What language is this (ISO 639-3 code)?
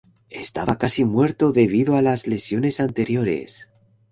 spa